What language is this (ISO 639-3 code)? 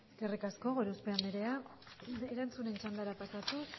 eus